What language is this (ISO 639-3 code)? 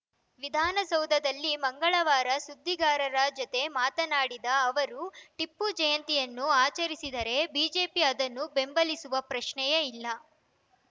kan